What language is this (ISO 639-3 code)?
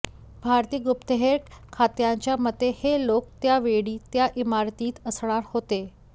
mar